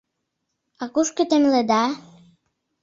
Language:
Mari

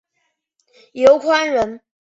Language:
Chinese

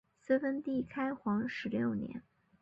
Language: Chinese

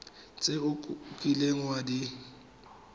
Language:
Tswana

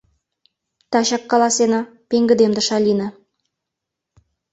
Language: Mari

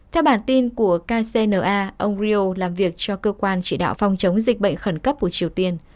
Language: Vietnamese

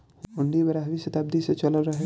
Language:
Bhojpuri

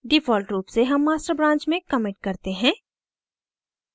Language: Hindi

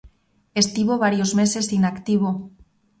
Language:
Galician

